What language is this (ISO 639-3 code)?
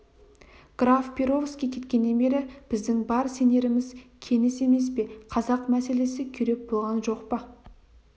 kaz